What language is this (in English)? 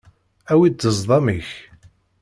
Kabyle